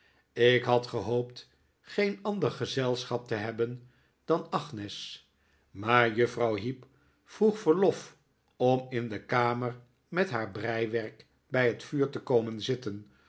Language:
Dutch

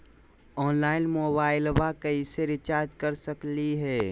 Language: Magahi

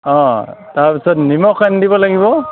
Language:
Assamese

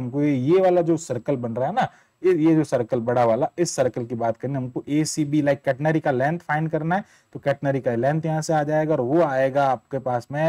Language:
Hindi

